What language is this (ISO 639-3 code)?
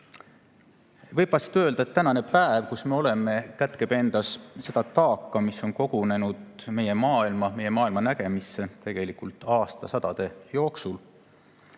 est